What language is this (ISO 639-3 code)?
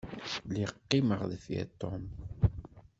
kab